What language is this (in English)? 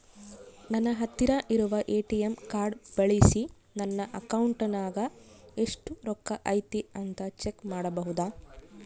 Kannada